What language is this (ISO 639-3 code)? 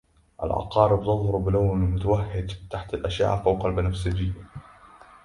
ara